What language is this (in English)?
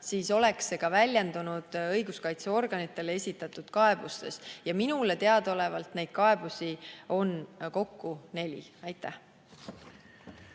Estonian